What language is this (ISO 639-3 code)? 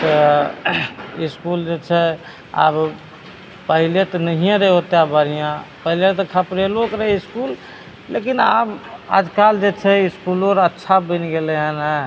mai